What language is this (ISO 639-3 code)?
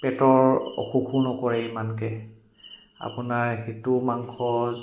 asm